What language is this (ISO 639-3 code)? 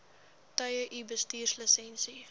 afr